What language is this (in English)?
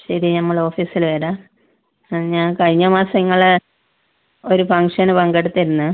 Malayalam